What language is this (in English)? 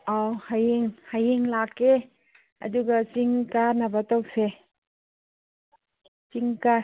Manipuri